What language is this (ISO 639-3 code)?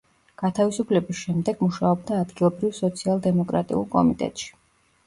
kat